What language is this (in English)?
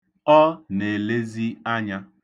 Igbo